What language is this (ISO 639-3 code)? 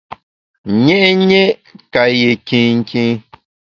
bax